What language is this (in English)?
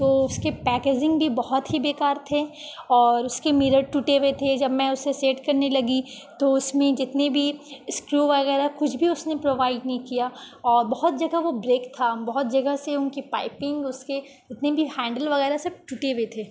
Urdu